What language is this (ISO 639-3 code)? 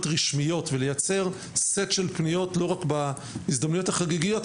heb